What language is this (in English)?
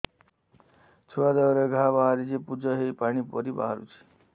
Odia